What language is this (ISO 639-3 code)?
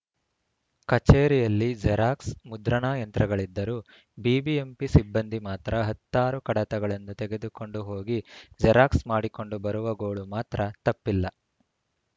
kan